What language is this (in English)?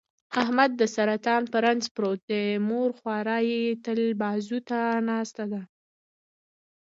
Pashto